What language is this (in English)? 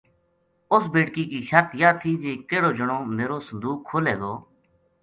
Gujari